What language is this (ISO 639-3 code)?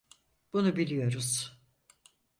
tur